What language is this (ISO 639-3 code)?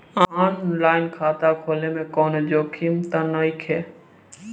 bho